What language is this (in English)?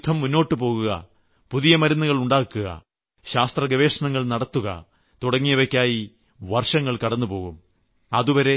Malayalam